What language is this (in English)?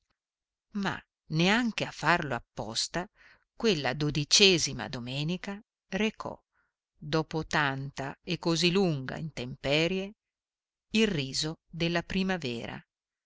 Italian